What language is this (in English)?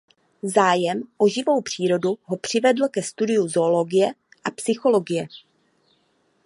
Czech